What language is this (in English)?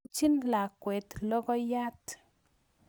Kalenjin